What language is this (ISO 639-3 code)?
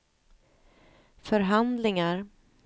swe